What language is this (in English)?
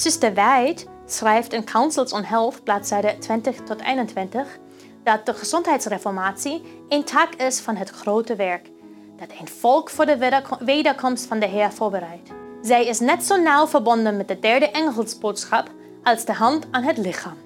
Dutch